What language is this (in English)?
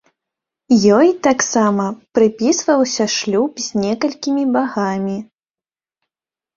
Belarusian